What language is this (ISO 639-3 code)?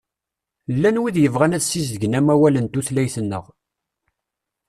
kab